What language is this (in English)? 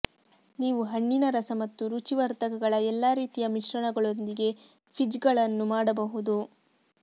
Kannada